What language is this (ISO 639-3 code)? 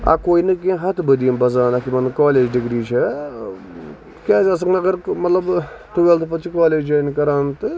kas